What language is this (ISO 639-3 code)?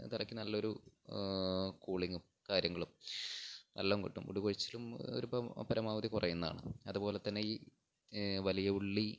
mal